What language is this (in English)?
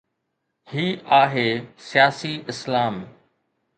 Sindhi